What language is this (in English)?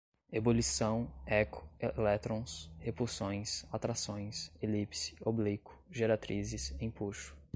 Portuguese